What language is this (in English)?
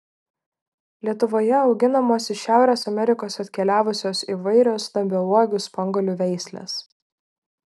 Lithuanian